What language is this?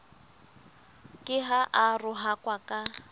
Southern Sotho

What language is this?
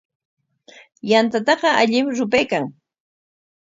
Corongo Ancash Quechua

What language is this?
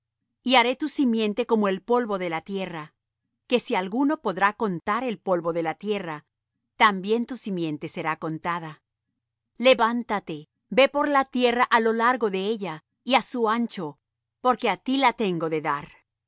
Spanish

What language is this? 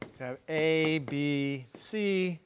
English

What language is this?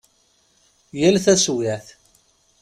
Kabyle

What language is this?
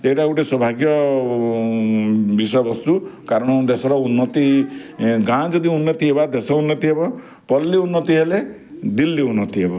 Odia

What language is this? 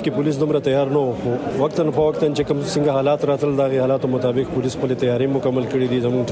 Urdu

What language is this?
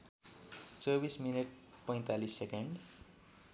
Nepali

